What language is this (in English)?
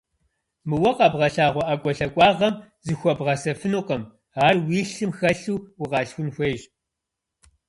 Kabardian